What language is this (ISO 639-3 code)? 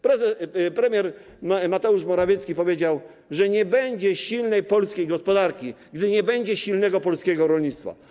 pol